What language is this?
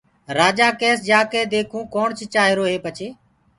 Gurgula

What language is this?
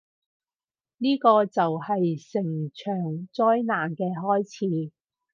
Cantonese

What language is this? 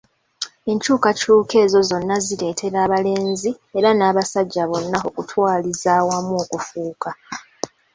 Ganda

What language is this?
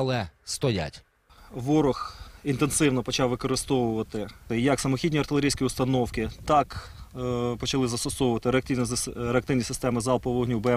Ukrainian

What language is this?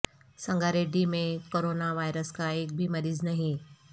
Urdu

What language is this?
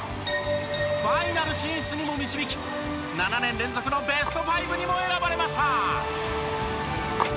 Japanese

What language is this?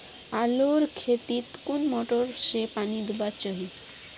Magahi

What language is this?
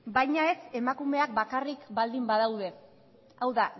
Basque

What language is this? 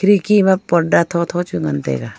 Wancho Naga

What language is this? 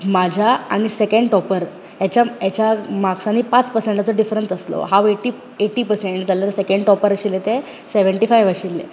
Konkani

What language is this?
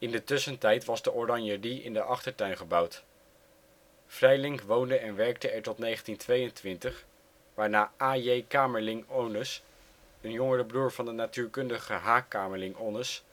Dutch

